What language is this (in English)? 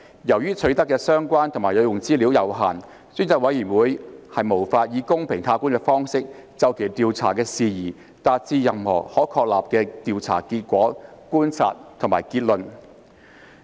Cantonese